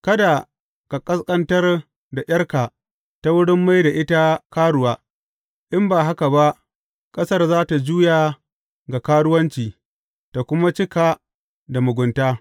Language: Hausa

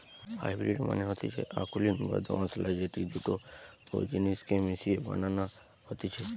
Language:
Bangla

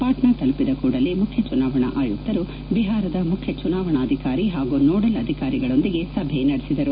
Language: Kannada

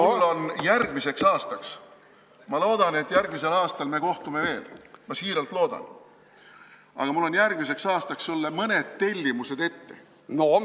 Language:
Estonian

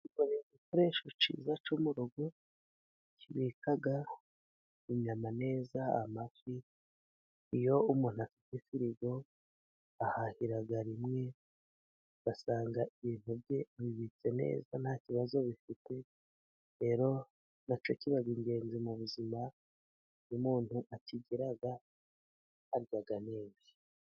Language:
Kinyarwanda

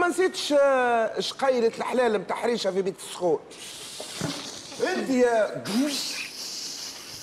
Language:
Arabic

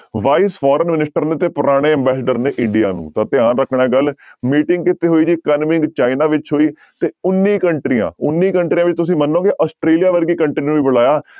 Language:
Punjabi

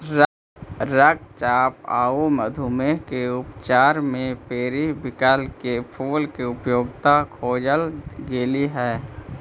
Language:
Magahi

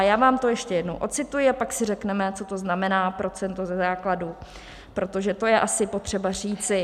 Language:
Czech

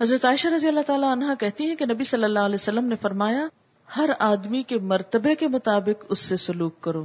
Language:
Urdu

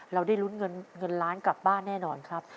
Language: Thai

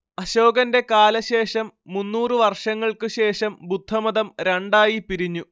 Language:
Malayalam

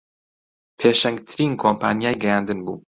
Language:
Central Kurdish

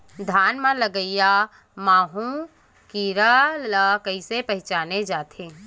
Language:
Chhattisgarhi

